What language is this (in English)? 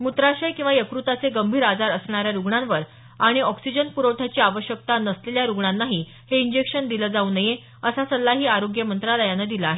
Marathi